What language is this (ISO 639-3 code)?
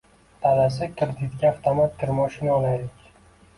uzb